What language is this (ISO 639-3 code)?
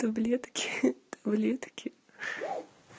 rus